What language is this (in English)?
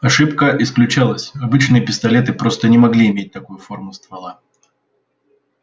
Russian